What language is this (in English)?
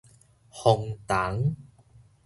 Min Nan Chinese